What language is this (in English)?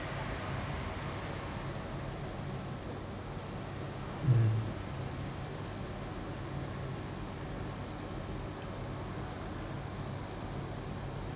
English